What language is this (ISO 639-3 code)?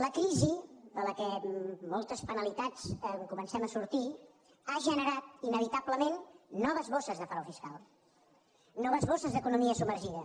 cat